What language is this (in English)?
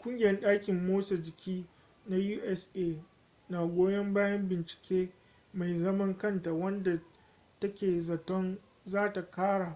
Hausa